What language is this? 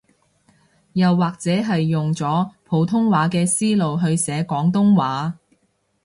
Cantonese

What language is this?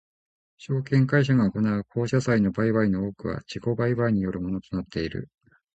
Japanese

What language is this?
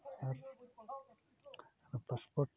Santali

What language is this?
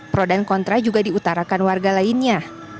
Indonesian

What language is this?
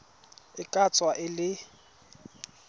Tswana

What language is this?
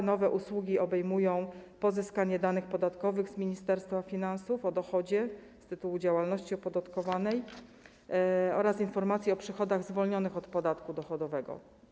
Polish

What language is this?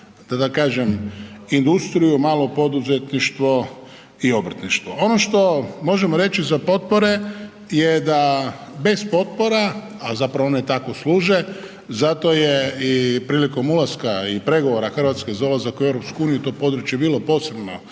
Croatian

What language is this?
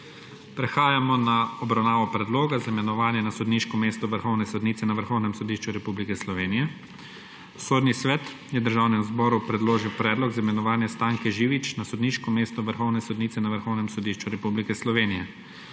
Slovenian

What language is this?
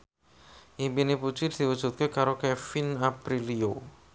Javanese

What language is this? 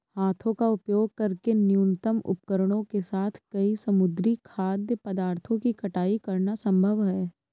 Hindi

